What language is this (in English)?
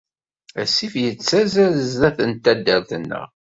Kabyle